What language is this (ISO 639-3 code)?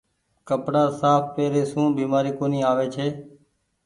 gig